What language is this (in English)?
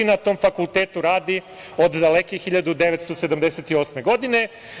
Serbian